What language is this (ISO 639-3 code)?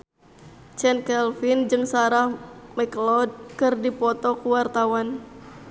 sun